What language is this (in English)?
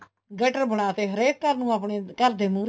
Punjabi